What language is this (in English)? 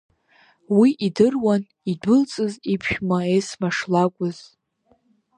Abkhazian